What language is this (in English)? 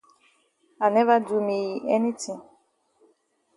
Cameroon Pidgin